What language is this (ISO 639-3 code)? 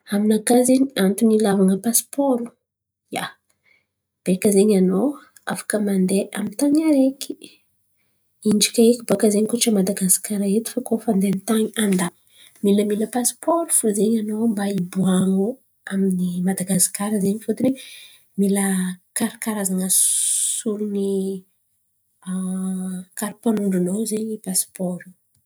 xmv